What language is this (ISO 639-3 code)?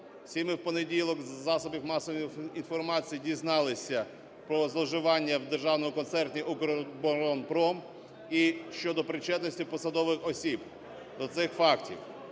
ukr